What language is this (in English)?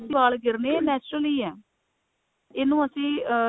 Punjabi